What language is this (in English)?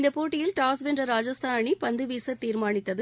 Tamil